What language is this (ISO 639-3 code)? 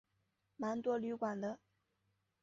zho